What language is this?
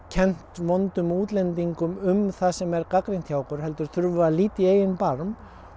Icelandic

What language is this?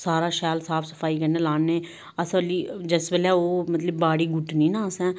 Dogri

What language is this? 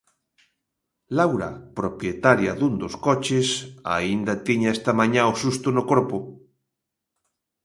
Galician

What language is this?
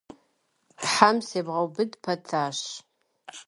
Kabardian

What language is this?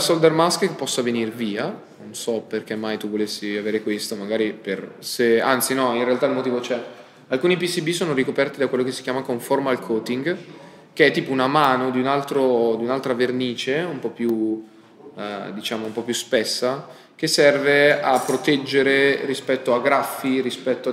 Italian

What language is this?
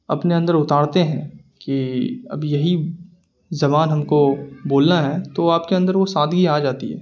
Urdu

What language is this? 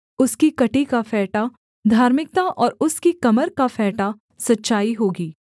Hindi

